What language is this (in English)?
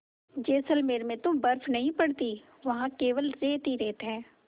Hindi